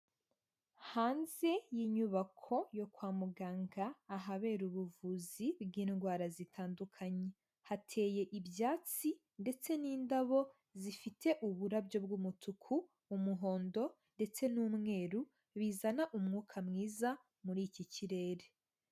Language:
Kinyarwanda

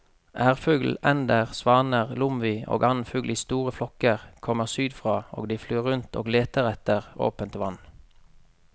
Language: Norwegian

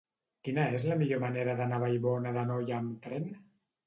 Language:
Catalan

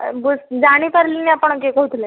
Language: Odia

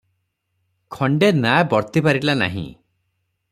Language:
Odia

